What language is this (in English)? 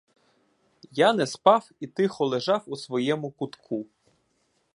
Ukrainian